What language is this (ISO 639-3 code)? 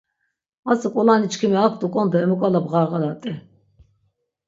lzz